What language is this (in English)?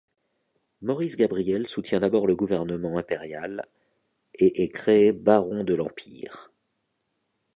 French